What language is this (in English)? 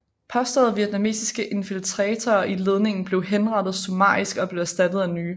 Danish